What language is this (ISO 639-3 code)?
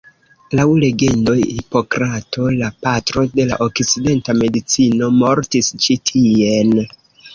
epo